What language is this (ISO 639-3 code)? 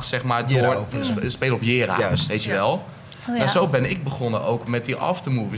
nld